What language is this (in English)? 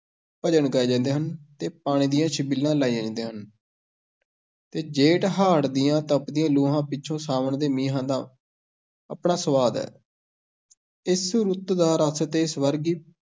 Punjabi